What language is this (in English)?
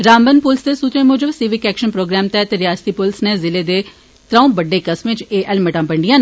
Dogri